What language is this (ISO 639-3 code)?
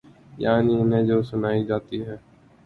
urd